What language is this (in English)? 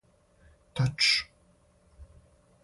Serbian